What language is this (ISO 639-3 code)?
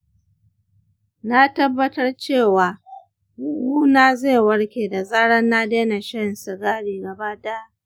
hau